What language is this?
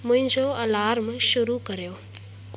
Sindhi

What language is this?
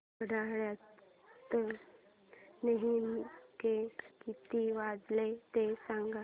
Marathi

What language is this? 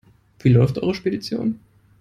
German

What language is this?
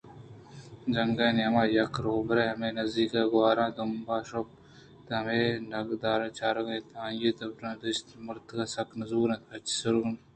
Eastern Balochi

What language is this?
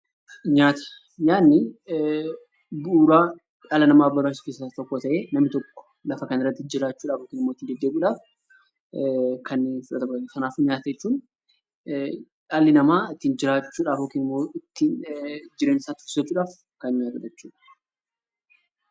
Oromo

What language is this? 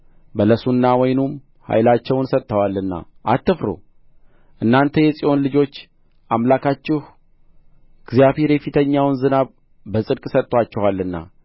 Amharic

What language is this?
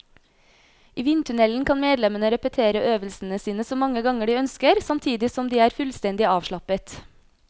Norwegian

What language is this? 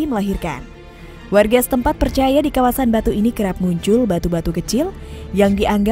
Indonesian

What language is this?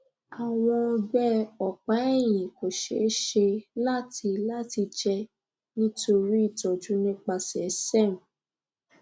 Yoruba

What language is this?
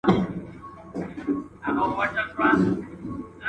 Pashto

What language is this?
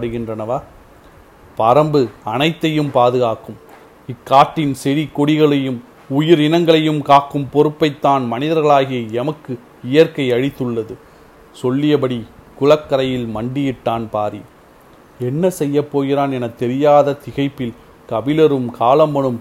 Tamil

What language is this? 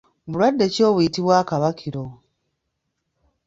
Ganda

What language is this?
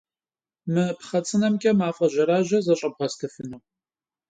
Kabardian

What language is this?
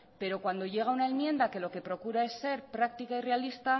Spanish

